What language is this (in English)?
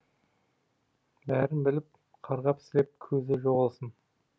Kazakh